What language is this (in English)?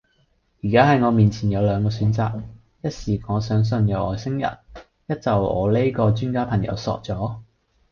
Cantonese